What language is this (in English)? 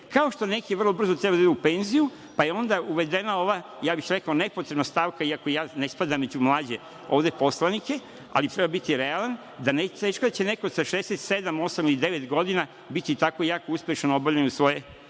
Serbian